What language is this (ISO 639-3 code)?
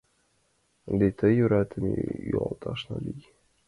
chm